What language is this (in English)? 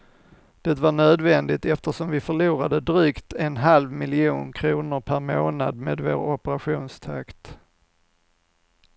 Swedish